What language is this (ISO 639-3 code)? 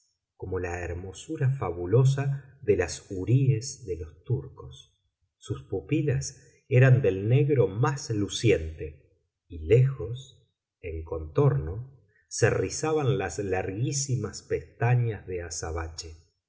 spa